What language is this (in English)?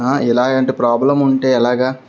Telugu